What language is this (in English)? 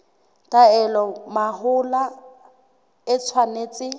Southern Sotho